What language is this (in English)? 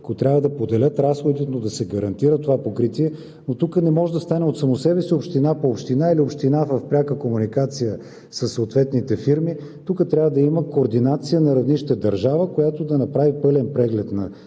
Bulgarian